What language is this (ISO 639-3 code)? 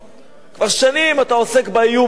heb